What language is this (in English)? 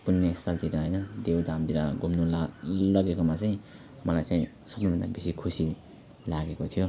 Nepali